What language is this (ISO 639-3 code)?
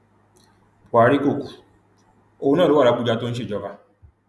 yor